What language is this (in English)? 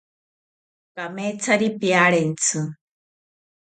South Ucayali Ashéninka